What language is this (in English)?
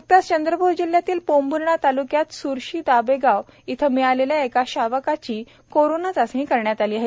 Marathi